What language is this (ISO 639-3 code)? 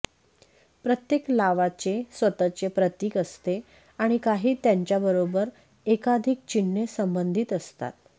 mar